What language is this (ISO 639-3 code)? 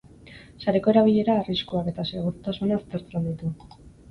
eus